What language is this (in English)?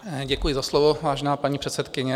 Czech